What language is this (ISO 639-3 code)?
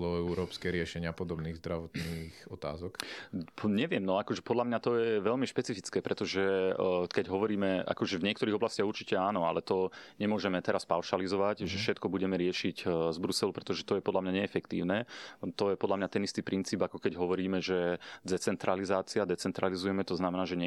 slk